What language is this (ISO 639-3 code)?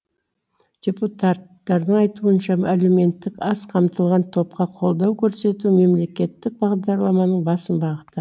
kaz